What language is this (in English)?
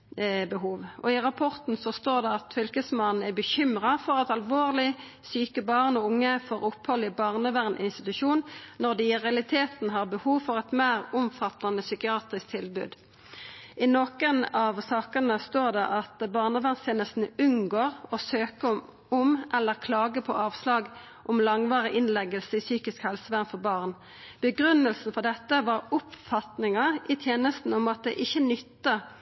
Norwegian Nynorsk